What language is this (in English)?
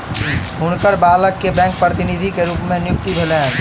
Maithili